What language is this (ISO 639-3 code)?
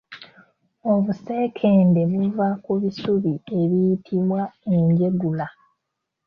lug